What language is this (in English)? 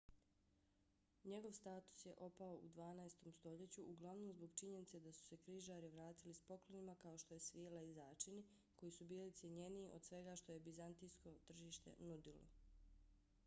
Bosnian